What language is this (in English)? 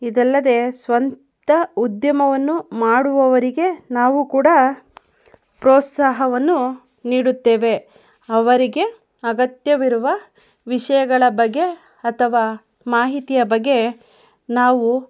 Kannada